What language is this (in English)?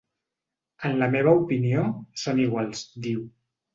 Catalan